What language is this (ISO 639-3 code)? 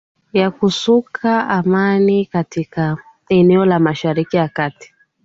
swa